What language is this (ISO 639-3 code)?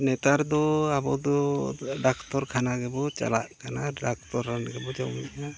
sat